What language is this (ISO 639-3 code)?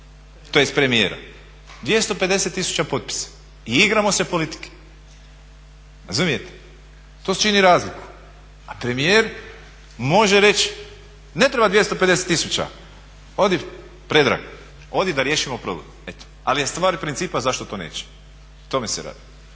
hrv